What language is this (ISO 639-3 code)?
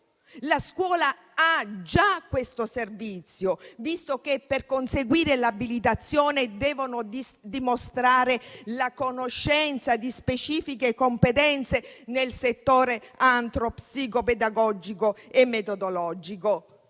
ita